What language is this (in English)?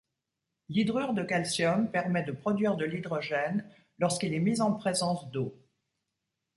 French